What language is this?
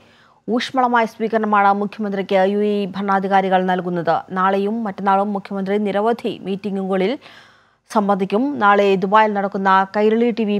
English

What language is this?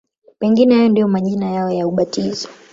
Swahili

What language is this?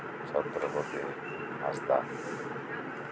Santali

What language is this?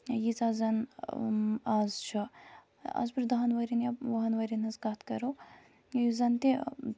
Kashmiri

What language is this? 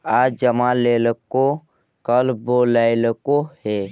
Magahi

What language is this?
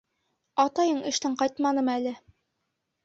Bashkir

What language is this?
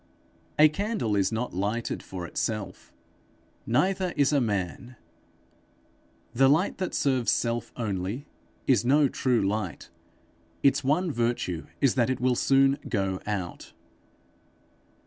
English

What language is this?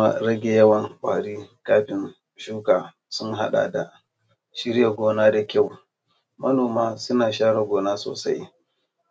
Hausa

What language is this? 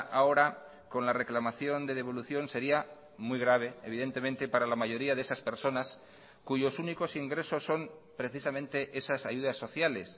Spanish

